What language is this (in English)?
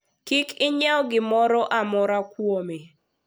Luo (Kenya and Tanzania)